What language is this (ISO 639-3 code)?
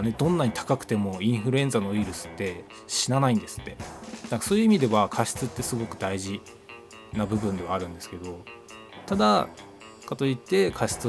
jpn